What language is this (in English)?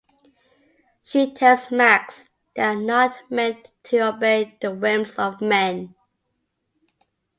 English